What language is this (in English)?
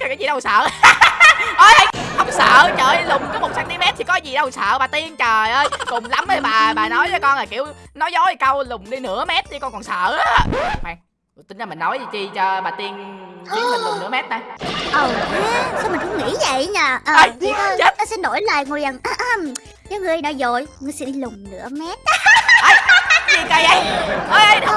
Vietnamese